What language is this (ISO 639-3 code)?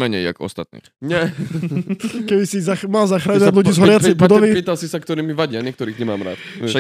ces